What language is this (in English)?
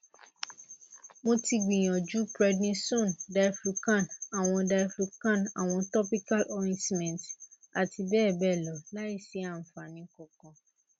Yoruba